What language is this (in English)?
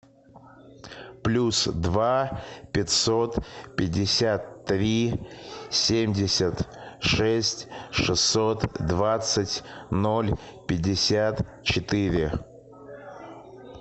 Russian